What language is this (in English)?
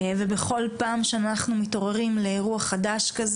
Hebrew